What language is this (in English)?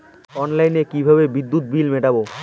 Bangla